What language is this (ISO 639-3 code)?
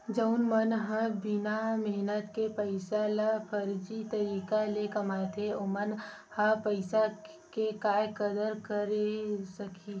hne